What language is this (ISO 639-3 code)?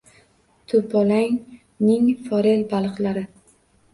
uzb